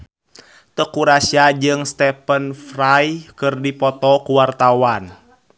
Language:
Sundanese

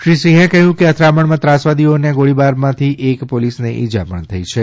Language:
Gujarati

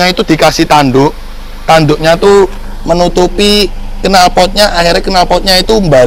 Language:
Indonesian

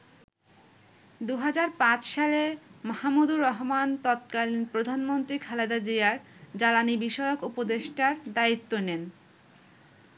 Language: Bangla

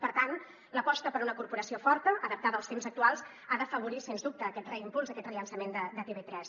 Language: Catalan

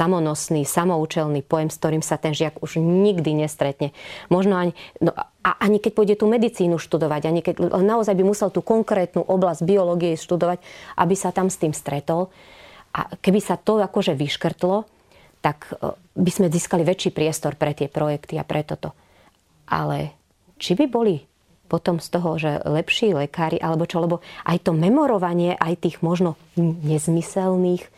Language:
Slovak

